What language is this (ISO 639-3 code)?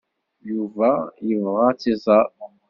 kab